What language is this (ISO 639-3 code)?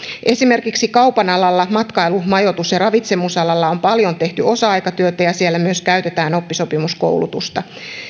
fin